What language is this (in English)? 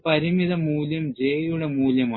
Malayalam